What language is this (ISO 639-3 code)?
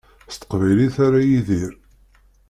kab